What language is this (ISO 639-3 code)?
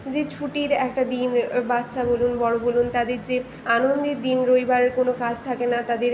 ben